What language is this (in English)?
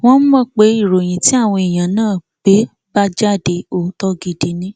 Yoruba